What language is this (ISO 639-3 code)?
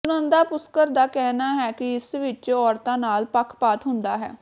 pan